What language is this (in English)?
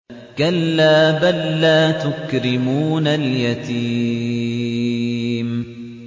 Arabic